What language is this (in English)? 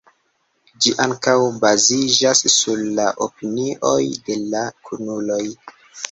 Esperanto